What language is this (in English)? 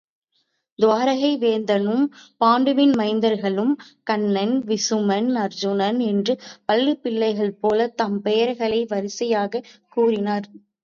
Tamil